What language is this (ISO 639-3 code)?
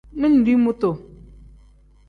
kdh